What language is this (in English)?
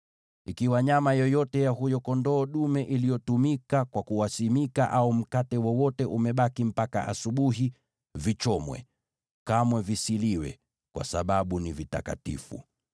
Swahili